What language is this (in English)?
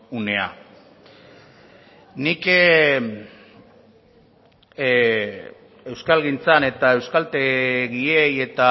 Basque